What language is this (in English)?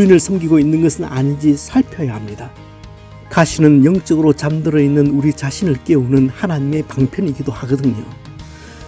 Korean